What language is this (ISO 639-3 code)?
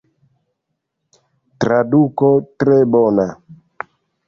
epo